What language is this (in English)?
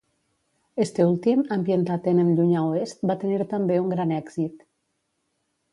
Catalan